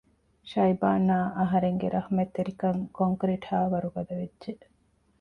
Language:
Divehi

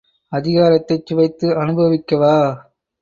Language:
Tamil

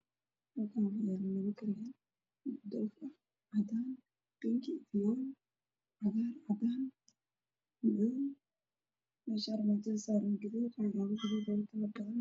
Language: Somali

